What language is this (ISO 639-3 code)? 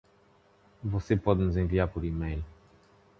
por